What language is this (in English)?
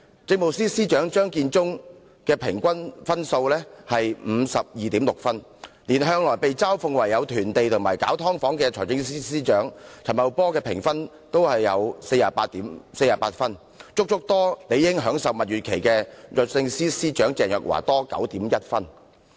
Cantonese